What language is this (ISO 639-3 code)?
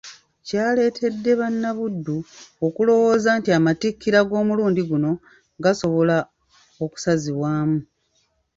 lug